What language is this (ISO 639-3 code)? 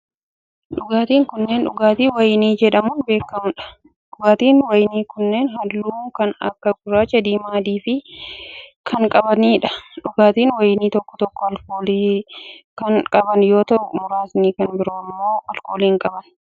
orm